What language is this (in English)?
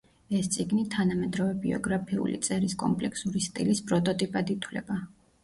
Georgian